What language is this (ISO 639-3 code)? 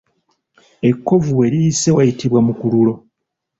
lug